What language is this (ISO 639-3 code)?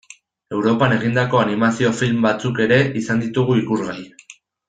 eus